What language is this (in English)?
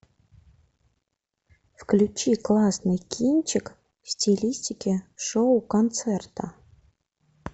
Russian